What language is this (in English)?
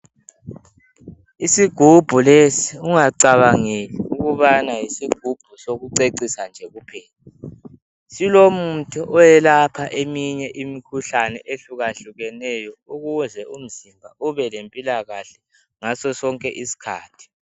North Ndebele